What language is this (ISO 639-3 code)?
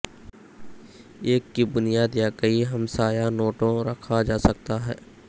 urd